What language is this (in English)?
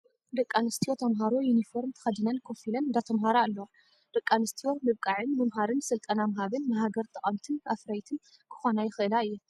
Tigrinya